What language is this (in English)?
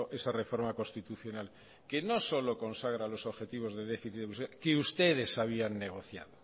Spanish